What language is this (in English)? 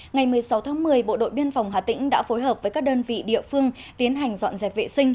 Vietnamese